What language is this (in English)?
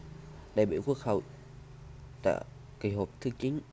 Vietnamese